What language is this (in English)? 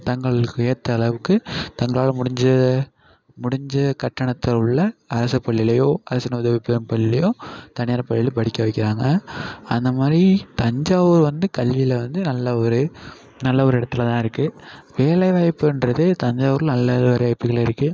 Tamil